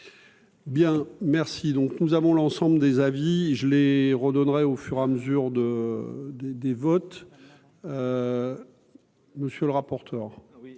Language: French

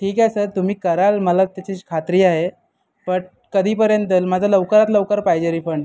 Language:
Marathi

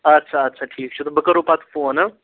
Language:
Kashmiri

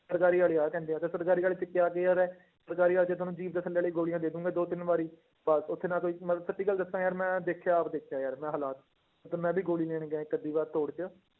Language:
Punjabi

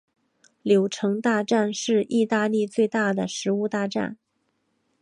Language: Chinese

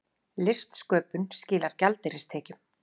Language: Icelandic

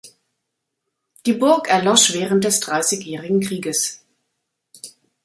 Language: German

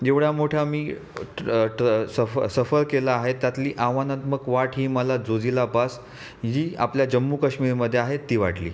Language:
Marathi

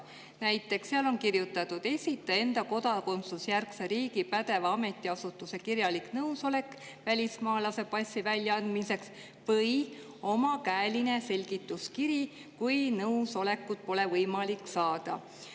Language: Estonian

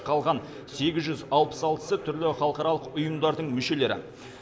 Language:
Kazakh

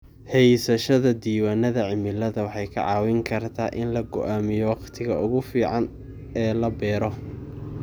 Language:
Somali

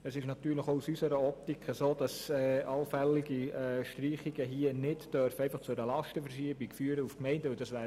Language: Swiss German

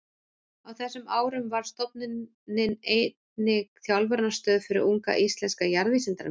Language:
Icelandic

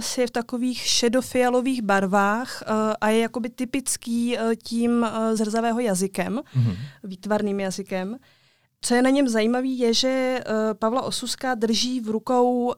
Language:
Czech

